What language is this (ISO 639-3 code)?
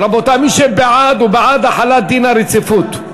heb